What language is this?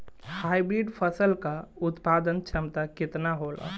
Bhojpuri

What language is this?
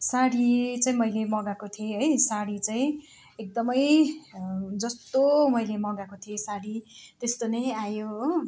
Nepali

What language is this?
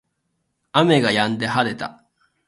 Japanese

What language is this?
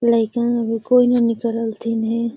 Magahi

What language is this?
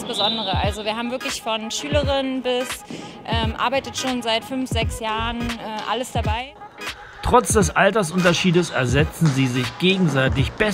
German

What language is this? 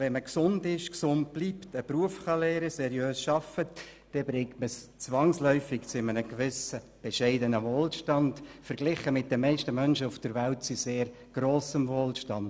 Swiss German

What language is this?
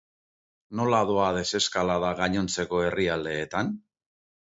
Basque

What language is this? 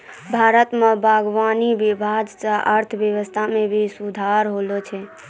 Maithili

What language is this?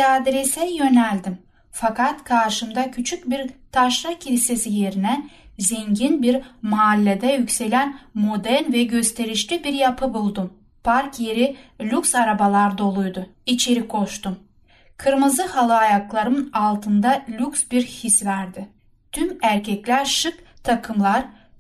Turkish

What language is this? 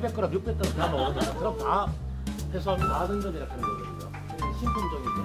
Korean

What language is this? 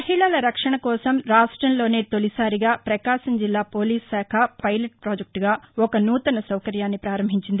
Telugu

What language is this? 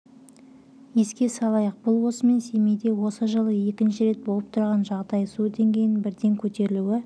Kazakh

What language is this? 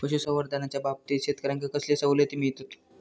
Marathi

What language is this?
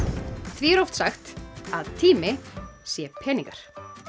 Icelandic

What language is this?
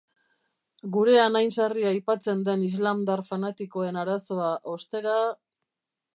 Basque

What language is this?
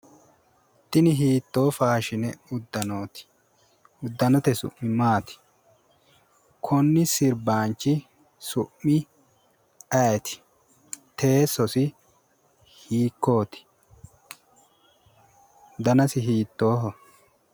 Sidamo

